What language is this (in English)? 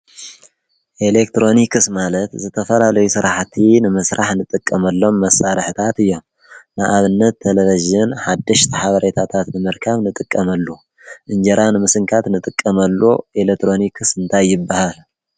Tigrinya